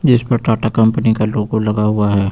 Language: Hindi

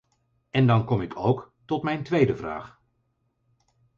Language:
Dutch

